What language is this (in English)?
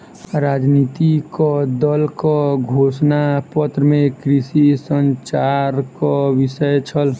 Maithili